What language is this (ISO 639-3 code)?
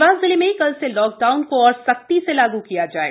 hin